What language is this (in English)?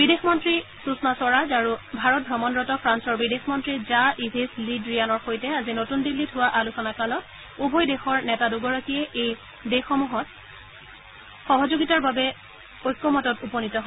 Assamese